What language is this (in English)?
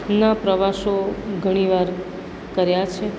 Gujarati